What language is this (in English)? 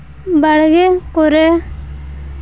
Santali